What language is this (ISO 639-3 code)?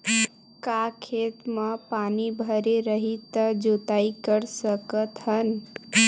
hne